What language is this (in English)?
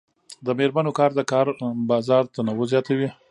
Pashto